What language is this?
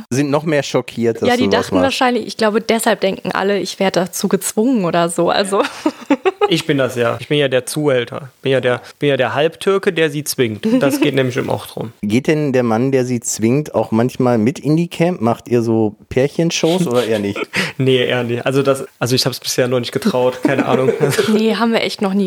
German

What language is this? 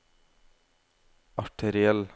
Norwegian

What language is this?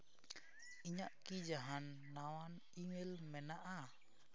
Santali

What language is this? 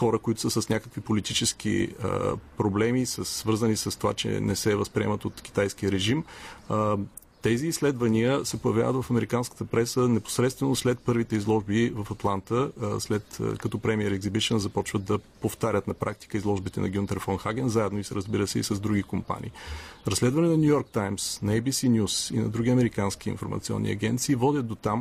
Bulgarian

